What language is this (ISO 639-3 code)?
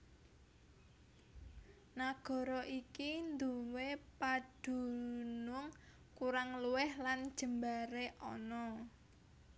jav